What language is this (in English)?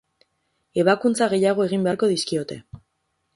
Basque